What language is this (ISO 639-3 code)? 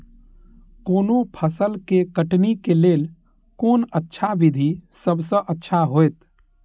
mai